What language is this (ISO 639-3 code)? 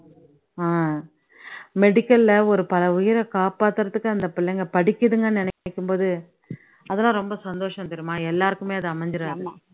tam